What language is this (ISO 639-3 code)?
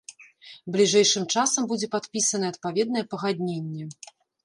bel